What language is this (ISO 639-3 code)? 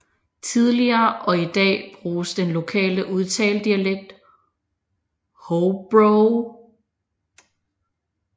dan